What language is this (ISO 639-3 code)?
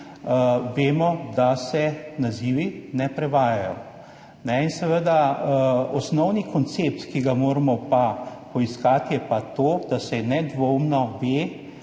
slv